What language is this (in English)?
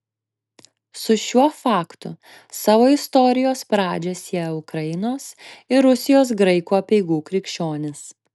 Lithuanian